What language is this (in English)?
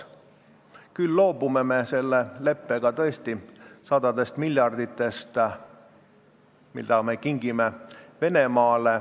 Estonian